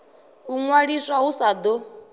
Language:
Venda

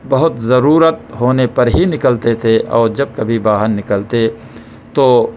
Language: Urdu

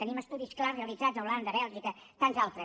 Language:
Catalan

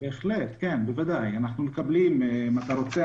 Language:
Hebrew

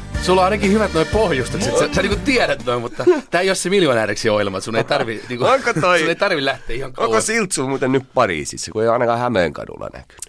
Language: Finnish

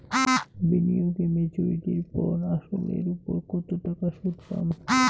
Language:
Bangla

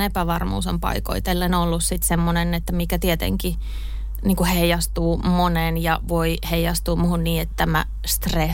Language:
Finnish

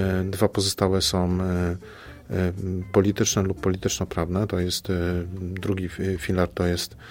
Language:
Polish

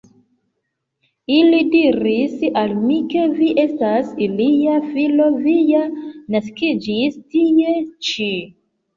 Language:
Esperanto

